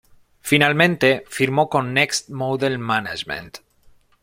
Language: Spanish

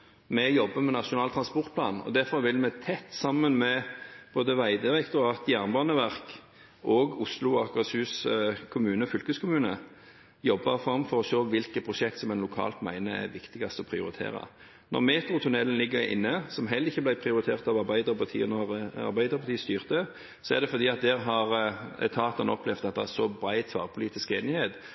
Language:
Norwegian Bokmål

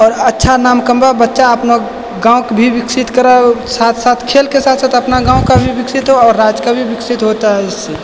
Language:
Maithili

